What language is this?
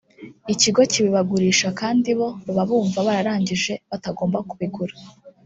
Kinyarwanda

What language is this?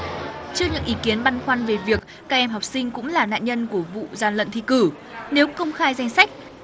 Vietnamese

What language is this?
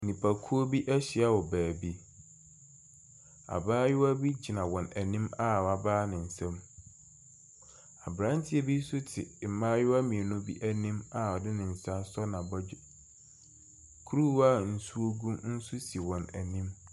Akan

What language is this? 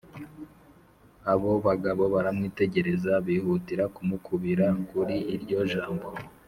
Kinyarwanda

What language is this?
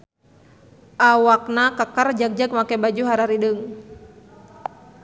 Sundanese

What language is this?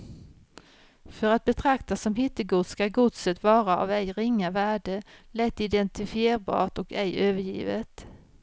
Swedish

